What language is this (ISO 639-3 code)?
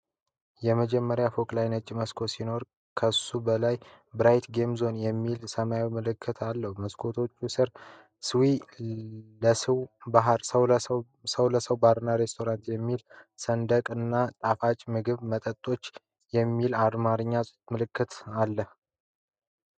amh